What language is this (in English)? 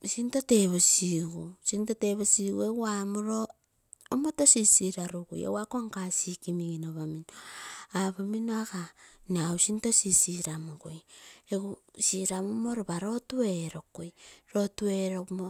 Terei